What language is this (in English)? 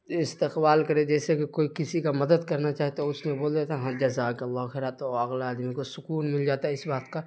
Urdu